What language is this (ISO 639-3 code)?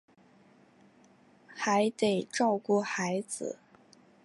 zho